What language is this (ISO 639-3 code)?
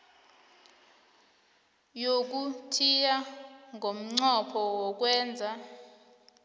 nbl